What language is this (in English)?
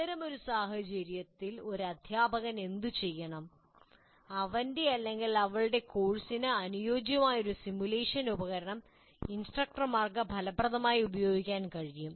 Malayalam